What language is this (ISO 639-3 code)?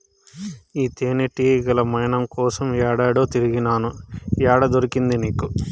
tel